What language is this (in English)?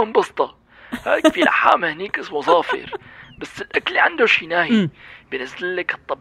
Arabic